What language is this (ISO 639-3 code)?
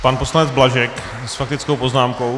ces